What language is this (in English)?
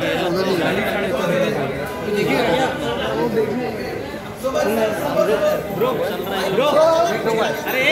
Hindi